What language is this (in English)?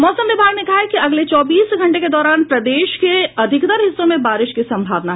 Hindi